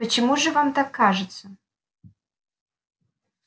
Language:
Russian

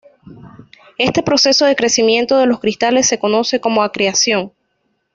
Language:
Spanish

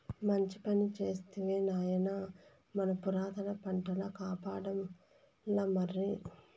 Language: Telugu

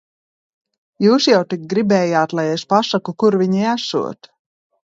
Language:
Latvian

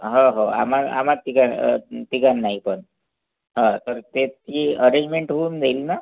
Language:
Marathi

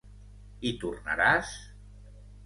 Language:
Catalan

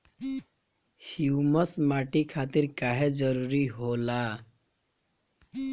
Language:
Bhojpuri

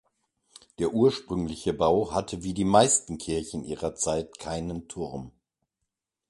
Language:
German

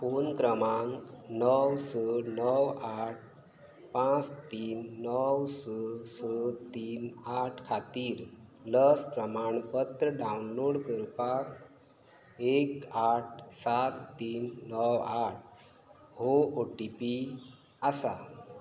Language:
Konkani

